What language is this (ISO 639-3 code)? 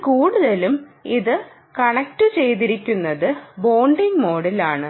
mal